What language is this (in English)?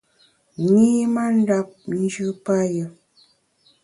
Bamun